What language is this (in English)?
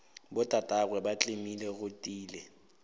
Northern Sotho